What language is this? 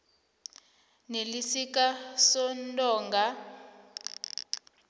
South Ndebele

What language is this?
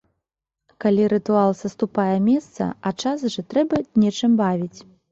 Belarusian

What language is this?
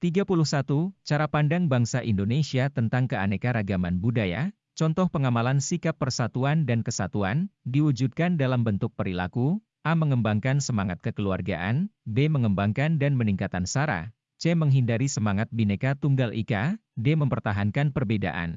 Indonesian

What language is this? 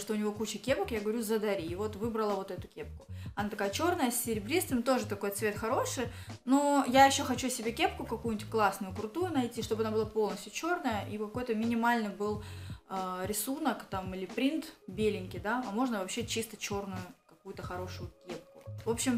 Russian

